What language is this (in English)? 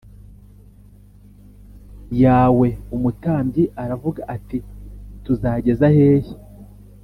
Kinyarwanda